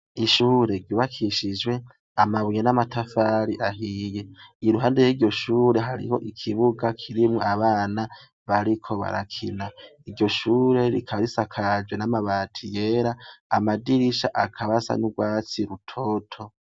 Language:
Rundi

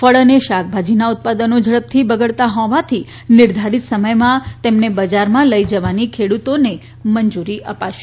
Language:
Gujarati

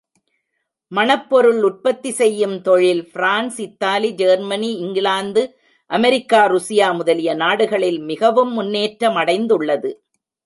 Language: Tamil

